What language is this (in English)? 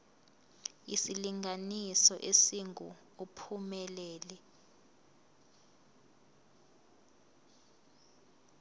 Zulu